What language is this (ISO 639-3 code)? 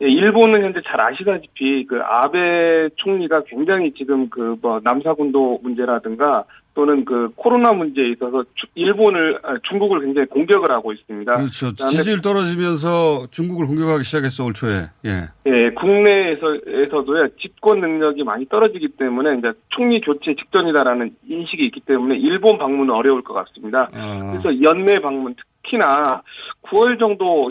kor